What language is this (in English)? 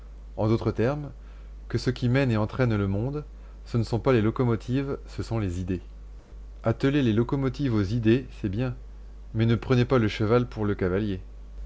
French